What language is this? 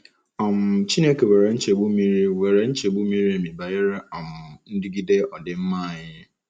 Igbo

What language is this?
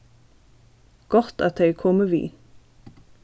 Faroese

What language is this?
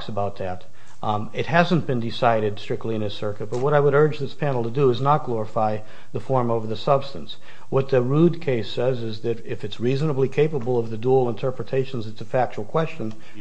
English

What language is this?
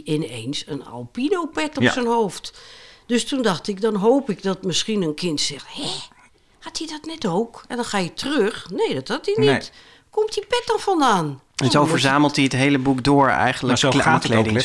Dutch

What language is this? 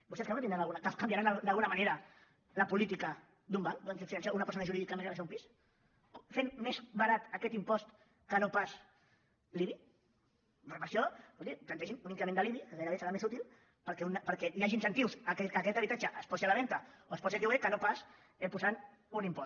Catalan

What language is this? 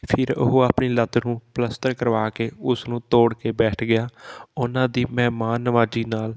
Punjabi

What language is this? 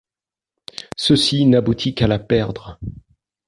French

